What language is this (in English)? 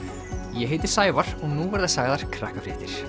Icelandic